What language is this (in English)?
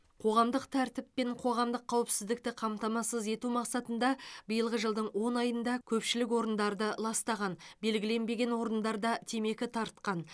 Kazakh